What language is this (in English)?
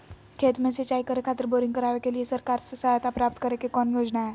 Magahi